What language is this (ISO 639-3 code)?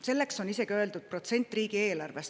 est